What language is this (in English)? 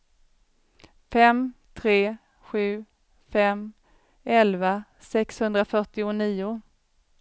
Swedish